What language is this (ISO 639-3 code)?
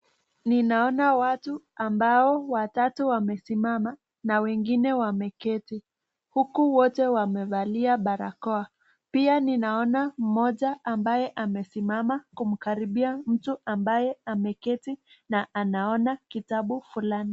swa